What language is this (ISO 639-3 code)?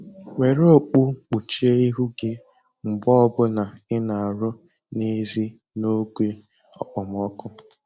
ibo